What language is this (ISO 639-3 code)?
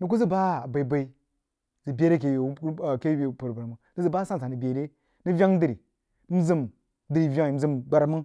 juo